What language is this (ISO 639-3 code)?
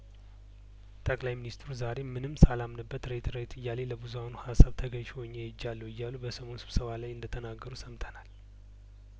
amh